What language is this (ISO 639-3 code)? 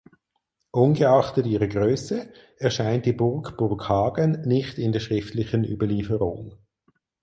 deu